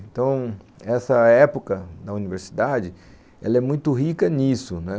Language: Portuguese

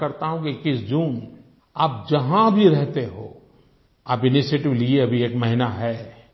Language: Hindi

